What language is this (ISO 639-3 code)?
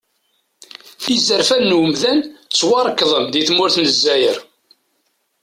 kab